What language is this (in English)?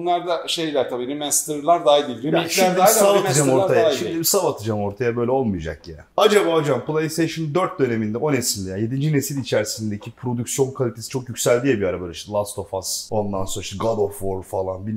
Turkish